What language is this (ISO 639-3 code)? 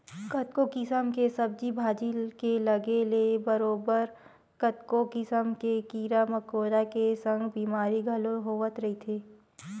hne